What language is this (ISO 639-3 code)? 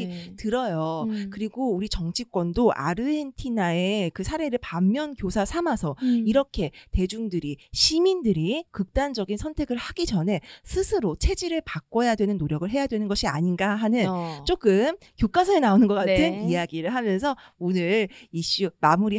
kor